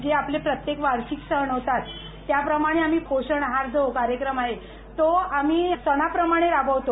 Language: Marathi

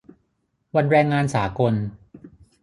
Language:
Thai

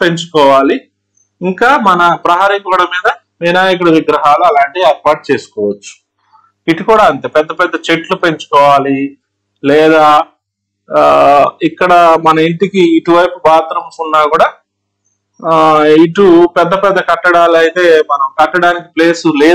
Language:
Telugu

